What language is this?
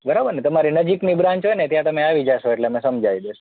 Gujarati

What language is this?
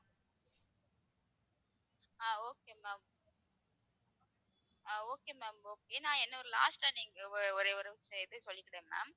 Tamil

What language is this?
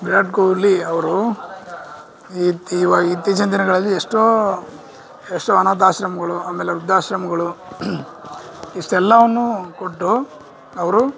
Kannada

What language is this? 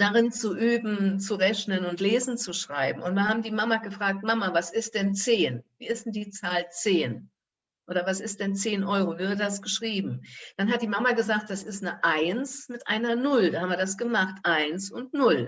German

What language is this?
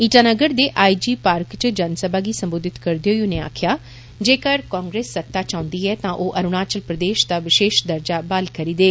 Dogri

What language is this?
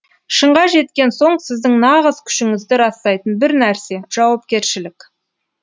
Kazakh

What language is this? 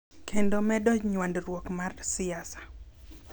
Luo (Kenya and Tanzania)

